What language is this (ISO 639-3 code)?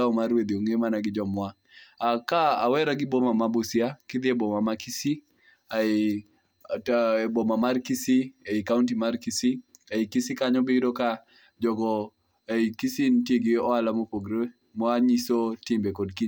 luo